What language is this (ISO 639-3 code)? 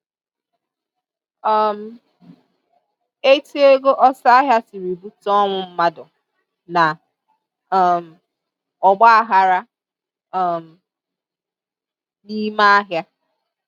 ibo